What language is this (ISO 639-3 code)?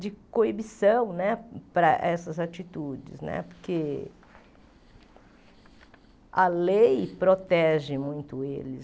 por